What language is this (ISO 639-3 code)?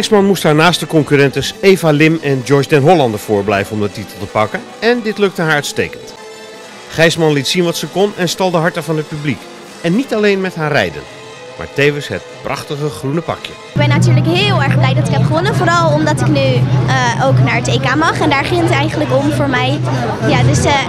nld